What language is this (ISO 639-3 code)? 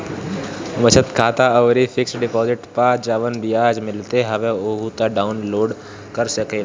bho